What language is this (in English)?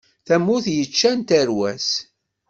Kabyle